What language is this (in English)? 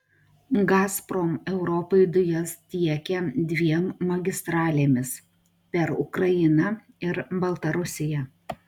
Lithuanian